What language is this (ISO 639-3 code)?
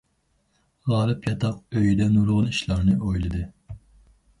uig